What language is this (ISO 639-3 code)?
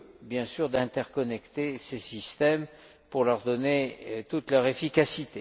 fra